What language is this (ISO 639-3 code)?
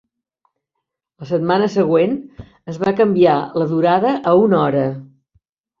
cat